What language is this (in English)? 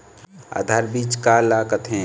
Chhattisgarhi